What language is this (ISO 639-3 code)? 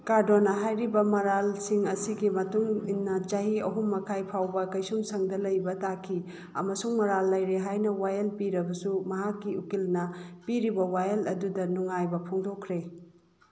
mni